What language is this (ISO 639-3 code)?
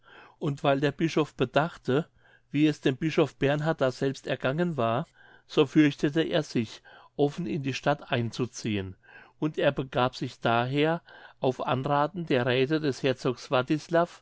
deu